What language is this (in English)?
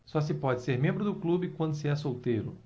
Portuguese